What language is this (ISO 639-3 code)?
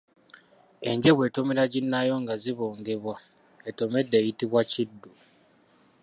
lug